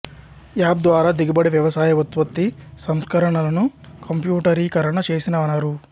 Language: Telugu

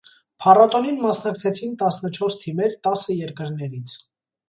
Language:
Armenian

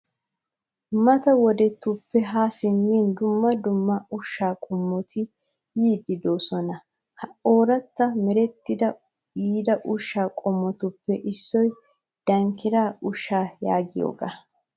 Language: Wolaytta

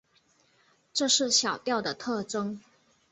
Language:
Chinese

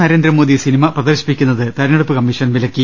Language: Malayalam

